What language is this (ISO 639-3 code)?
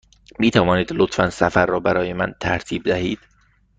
fas